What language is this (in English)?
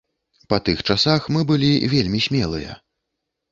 Belarusian